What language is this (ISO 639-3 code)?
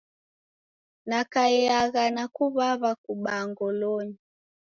dav